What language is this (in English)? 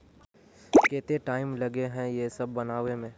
Magahi